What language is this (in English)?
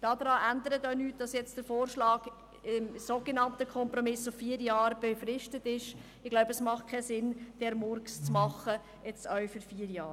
Swiss German